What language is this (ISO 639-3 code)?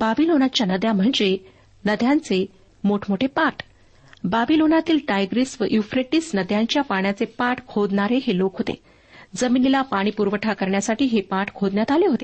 mar